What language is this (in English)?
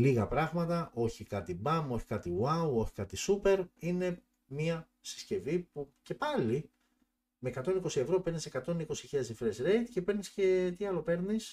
Greek